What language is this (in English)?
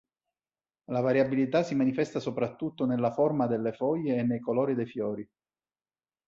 Italian